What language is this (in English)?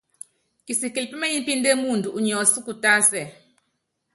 Yangben